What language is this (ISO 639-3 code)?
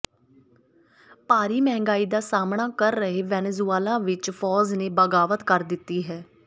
pan